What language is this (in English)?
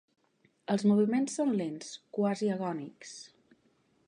Catalan